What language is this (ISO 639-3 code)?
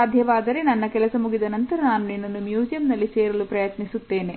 kan